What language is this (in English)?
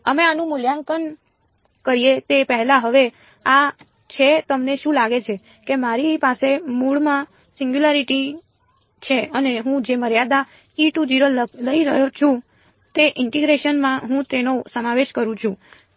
Gujarati